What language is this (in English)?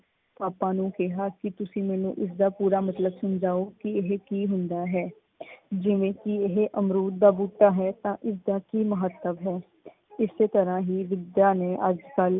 Punjabi